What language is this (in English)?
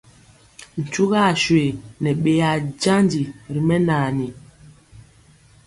Mpiemo